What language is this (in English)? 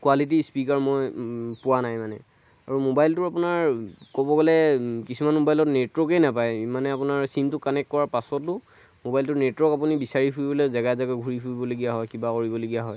Assamese